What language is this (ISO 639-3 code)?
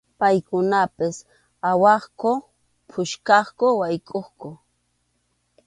qxu